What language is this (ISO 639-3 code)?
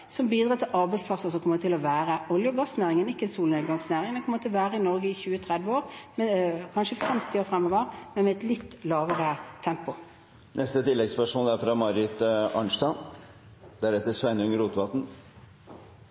nor